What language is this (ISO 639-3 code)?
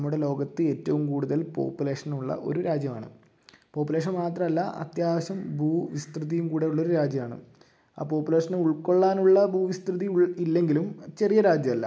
mal